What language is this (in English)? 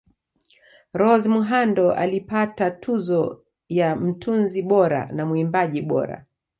Swahili